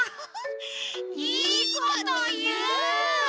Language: Japanese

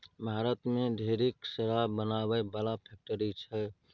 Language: Maithili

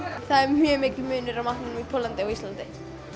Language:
Icelandic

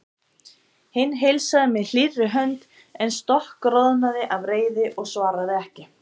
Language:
Icelandic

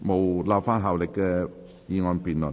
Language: Cantonese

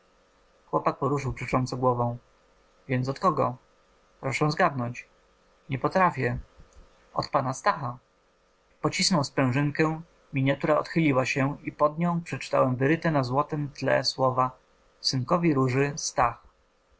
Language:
Polish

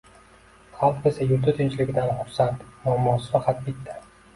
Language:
Uzbek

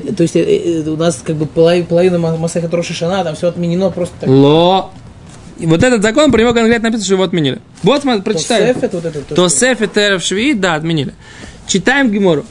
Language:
Russian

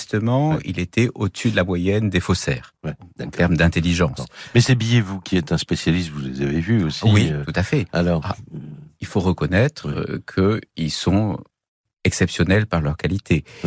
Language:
French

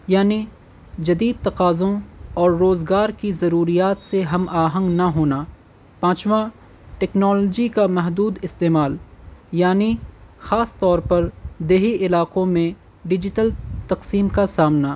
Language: Urdu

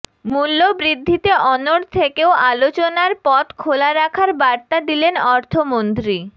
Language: Bangla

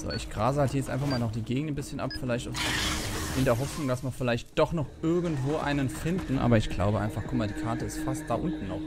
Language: German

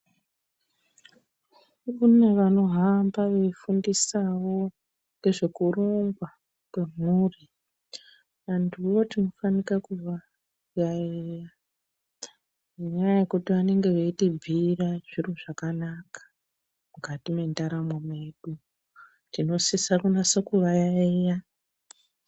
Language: Ndau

